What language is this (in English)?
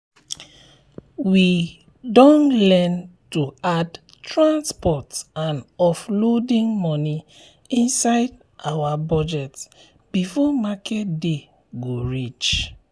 Nigerian Pidgin